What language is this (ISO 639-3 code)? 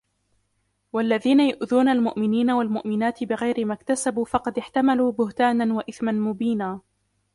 ara